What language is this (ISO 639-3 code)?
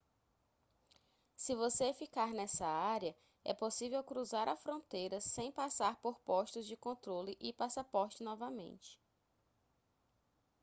por